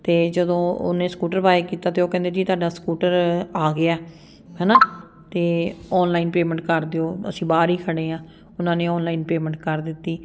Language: Punjabi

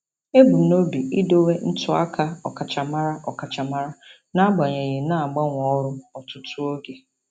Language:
Igbo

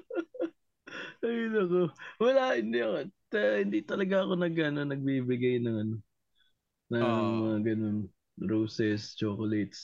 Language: Filipino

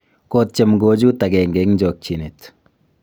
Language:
Kalenjin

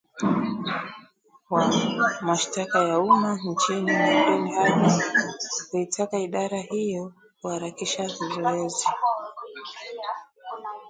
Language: Swahili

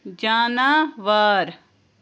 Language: Kashmiri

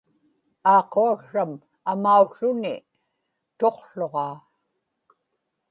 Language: Inupiaq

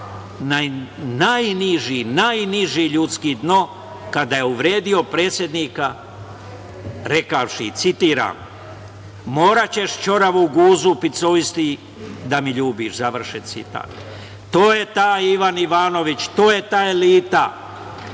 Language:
Serbian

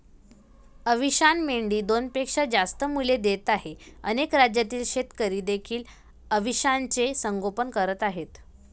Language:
Marathi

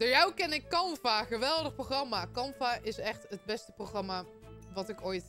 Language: Dutch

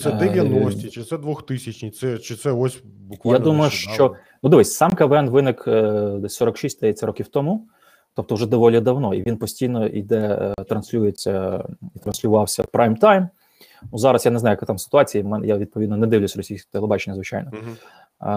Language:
Ukrainian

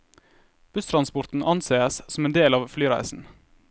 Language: Norwegian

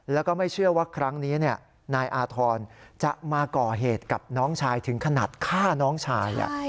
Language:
Thai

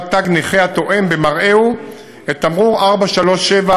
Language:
Hebrew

